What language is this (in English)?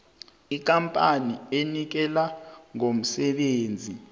South Ndebele